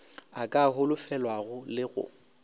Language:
Northern Sotho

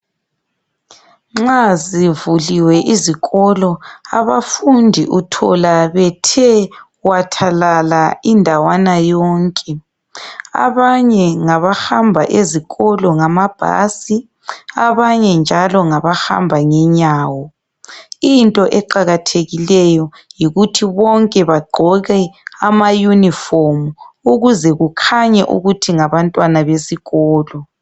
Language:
North Ndebele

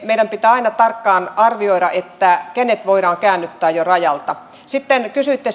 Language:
Finnish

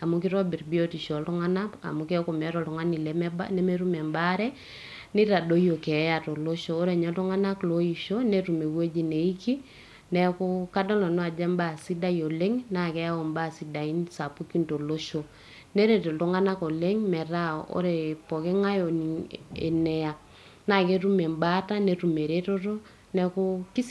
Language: Masai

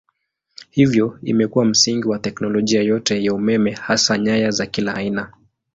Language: Swahili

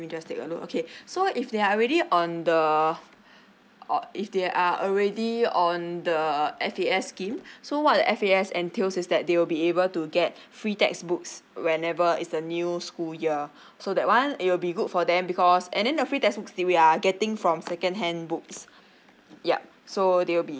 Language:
English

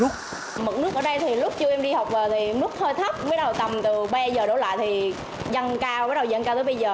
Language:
Vietnamese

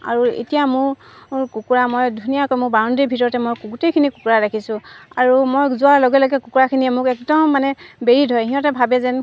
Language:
Assamese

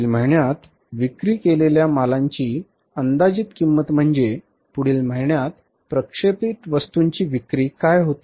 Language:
Marathi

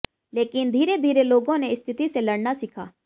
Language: Hindi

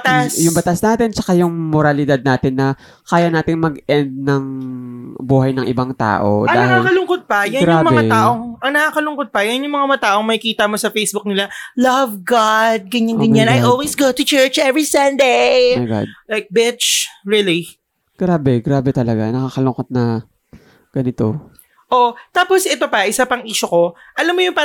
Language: Filipino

